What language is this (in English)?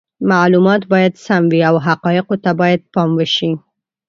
Pashto